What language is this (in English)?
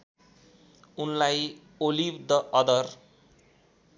Nepali